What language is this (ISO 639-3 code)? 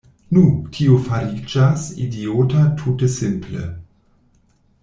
epo